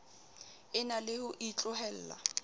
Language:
Southern Sotho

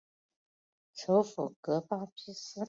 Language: Chinese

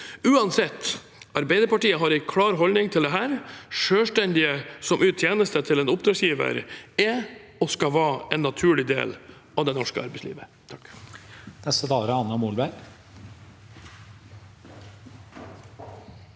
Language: Norwegian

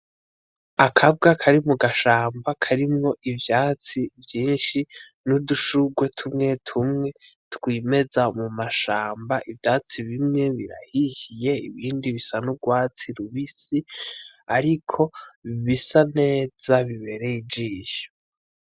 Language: Rundi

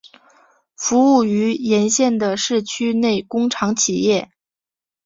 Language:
Chinese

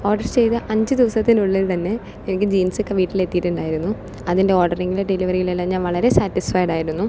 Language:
Malayalam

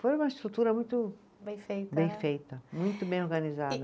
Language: Portuguese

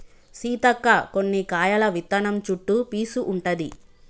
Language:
Telugu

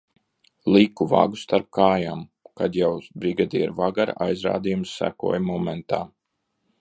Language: Latvian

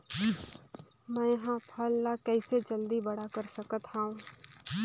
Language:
Chhattisgarhi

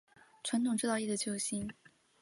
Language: Chinese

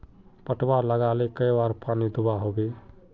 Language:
Magahi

